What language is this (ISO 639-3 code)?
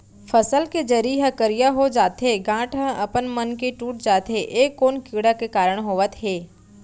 hne